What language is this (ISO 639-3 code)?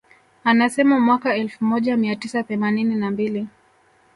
swa